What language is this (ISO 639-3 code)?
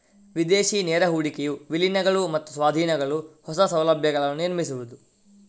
kan